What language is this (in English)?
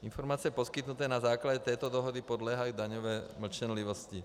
Czech